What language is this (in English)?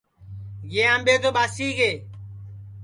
Sansi